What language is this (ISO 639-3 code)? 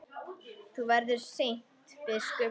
isl